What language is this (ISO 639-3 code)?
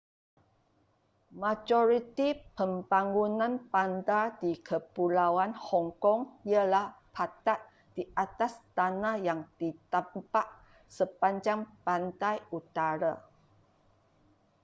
msa